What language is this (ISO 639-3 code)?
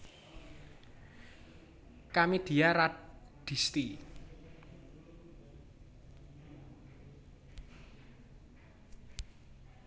jav